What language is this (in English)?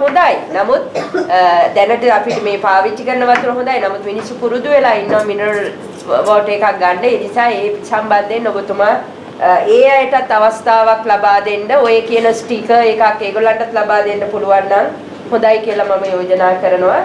Sinhala